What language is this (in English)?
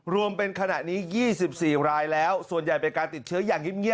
Thai